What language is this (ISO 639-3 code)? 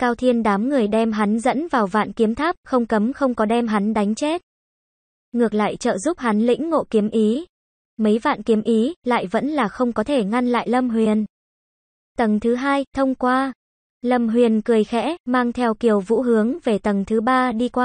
vie